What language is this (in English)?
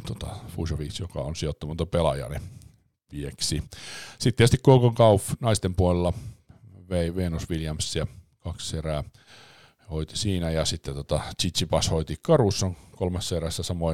Finnish